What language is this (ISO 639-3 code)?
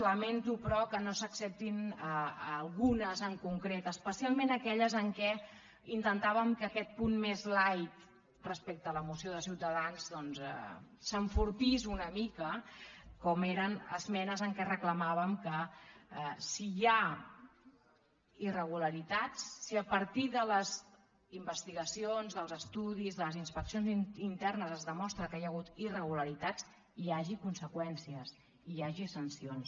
cat